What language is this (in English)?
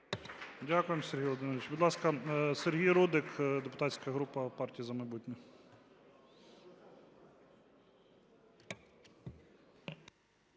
Ukrainian